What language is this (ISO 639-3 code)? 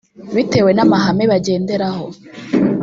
kin